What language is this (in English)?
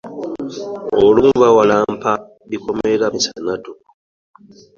Ganda